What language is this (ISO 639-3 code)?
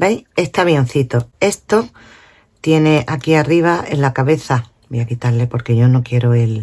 spa